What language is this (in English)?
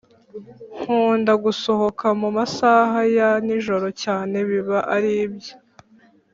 Kinyarwanda